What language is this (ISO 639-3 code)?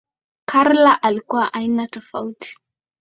swa